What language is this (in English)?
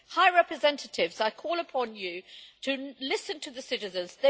English